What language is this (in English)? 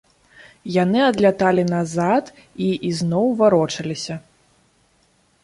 Belarusian